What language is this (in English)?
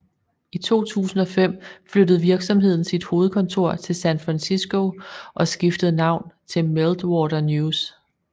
Danish